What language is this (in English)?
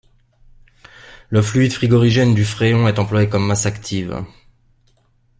French